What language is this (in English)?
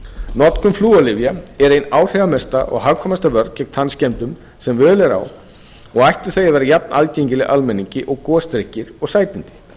Icelandic